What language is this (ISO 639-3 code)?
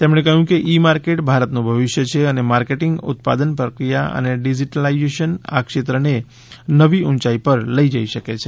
guj